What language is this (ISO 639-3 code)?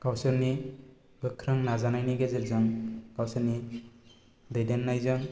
brx